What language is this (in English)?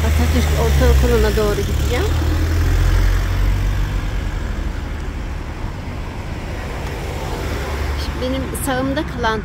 Turkish